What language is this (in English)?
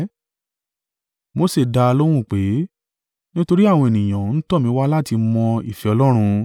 Yoruba